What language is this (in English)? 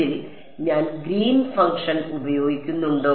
Malayalam